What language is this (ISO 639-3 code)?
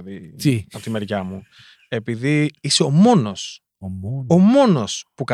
ell